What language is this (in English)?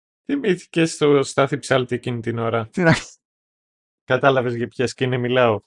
Greek